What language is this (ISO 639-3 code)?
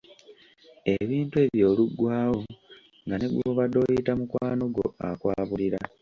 lug